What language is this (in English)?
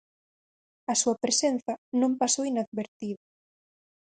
Galician